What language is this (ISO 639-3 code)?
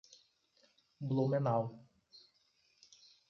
por